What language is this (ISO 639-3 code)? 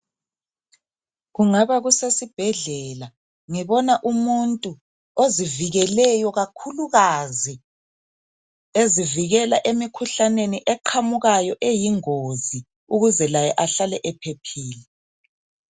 nde